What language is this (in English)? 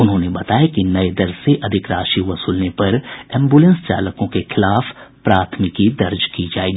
Hindi